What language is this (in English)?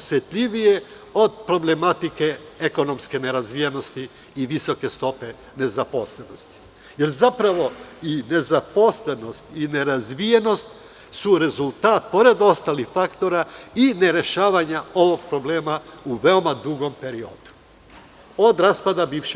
Serbian